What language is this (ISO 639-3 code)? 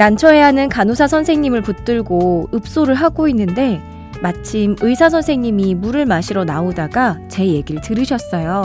kor